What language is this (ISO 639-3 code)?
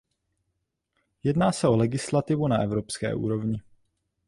ces